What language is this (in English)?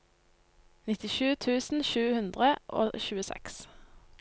Norwegian